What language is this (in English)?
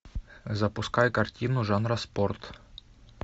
Russian